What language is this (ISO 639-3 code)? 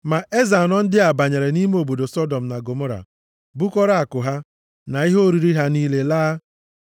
ibo